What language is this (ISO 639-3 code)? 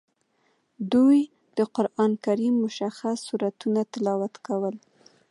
pus